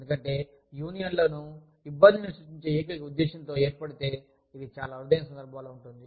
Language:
Telugu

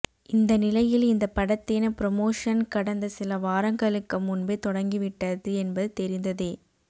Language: Tamil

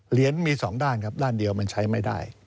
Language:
Thai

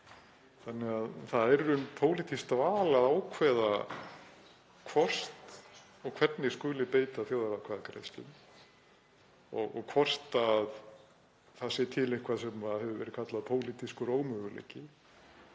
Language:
Icelandic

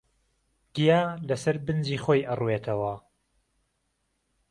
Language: Central Kurdish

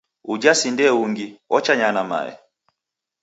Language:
Taita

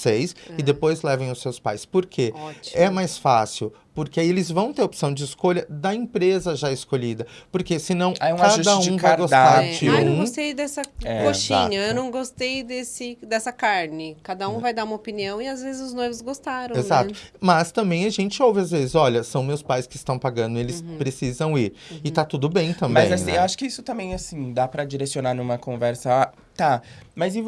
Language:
Portuguese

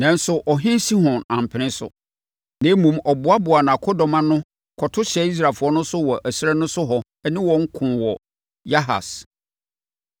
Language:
Akan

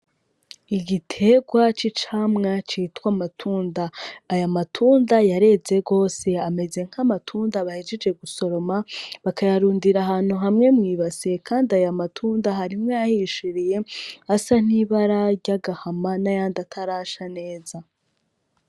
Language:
Rundi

